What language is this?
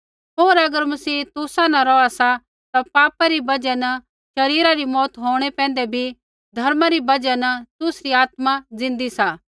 Kullu Pahari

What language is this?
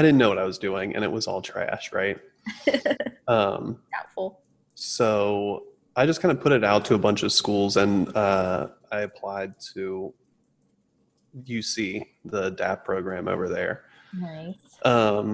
English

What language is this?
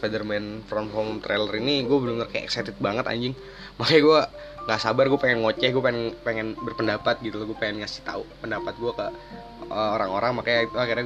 Indonesian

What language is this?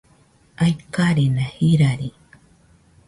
Nüpode Huitoto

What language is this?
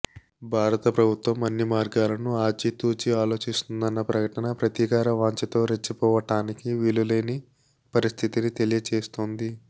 Telugu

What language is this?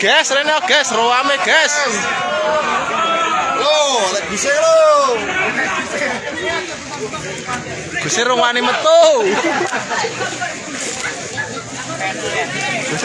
Indonesian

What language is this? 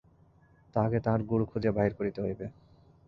Bangla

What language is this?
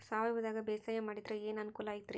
Kannada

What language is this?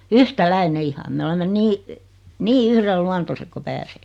Finnish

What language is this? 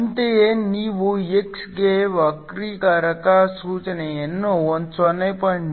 Kannada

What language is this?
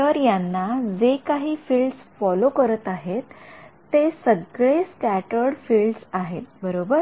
Marathi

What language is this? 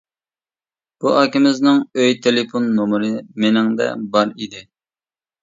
Uyghur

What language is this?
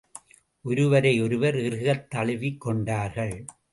Tamil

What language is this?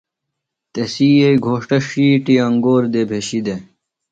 Phalura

